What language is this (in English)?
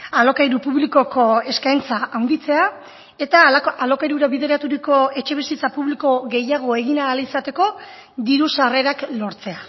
Basque